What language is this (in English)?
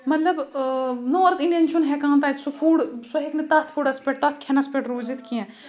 Kashmiri